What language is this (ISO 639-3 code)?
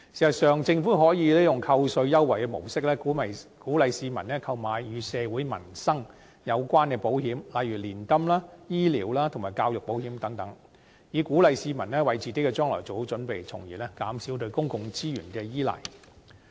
yue